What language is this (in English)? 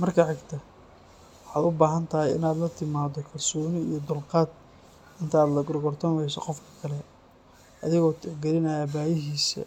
Somali